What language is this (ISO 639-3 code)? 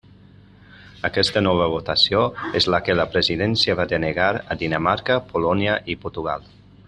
cat